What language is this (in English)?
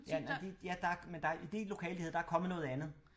Danish